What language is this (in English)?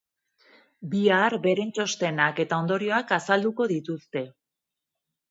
Basque